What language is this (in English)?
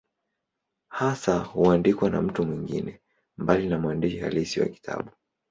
Swahili